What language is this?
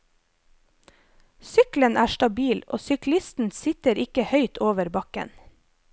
Norwegian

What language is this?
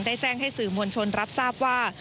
Thai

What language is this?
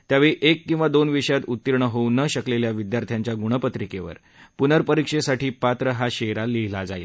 Marathi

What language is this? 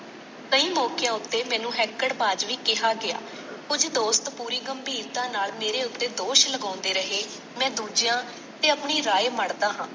Punjabi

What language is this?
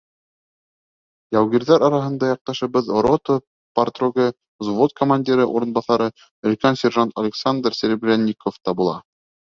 Bashkir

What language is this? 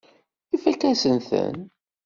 Kabyle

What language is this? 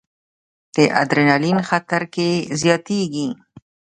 Pashto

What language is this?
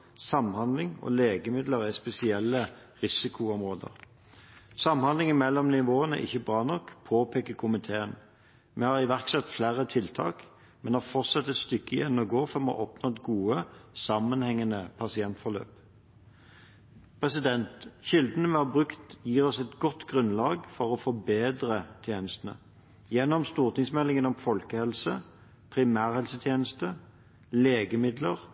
Norwegian Bokmål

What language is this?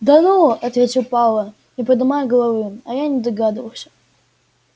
Russian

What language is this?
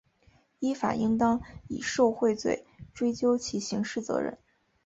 Chinese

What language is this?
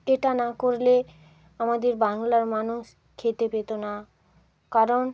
Bangla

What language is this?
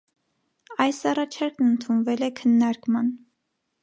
Armenian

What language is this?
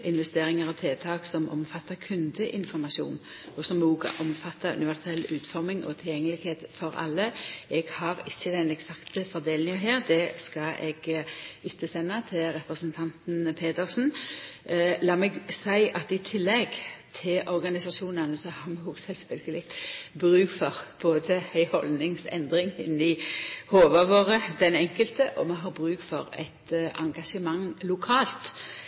Norwegian Nynorsk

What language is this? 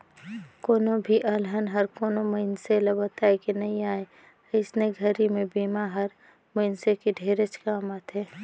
Chhattisgarhi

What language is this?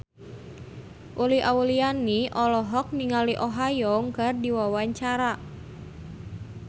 Sundanese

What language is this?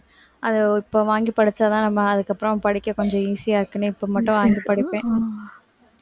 Tamil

